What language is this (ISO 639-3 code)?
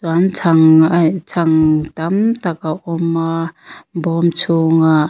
lus